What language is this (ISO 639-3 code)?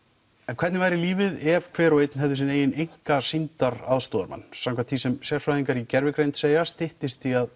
isl